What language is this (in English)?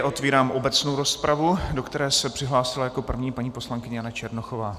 Czech